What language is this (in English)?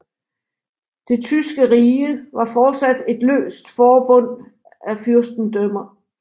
Danish